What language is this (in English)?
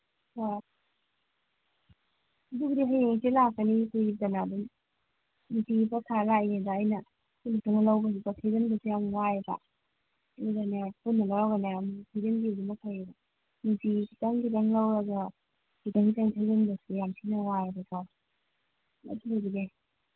Manipuri